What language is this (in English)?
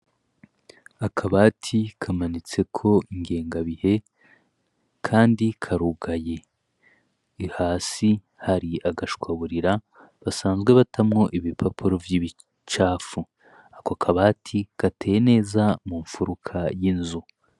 Rundi